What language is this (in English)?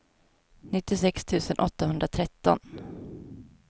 Swedish